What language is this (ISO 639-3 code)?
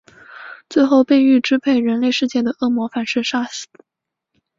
zho